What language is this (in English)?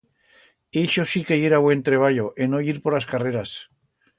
Aragonese